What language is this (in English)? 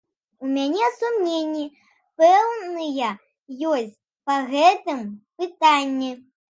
Belarusian